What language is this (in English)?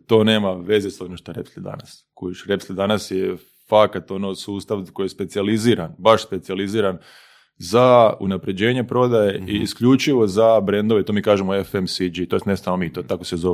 Croatian